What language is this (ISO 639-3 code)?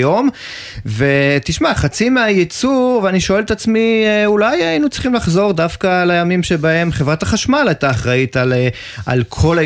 heb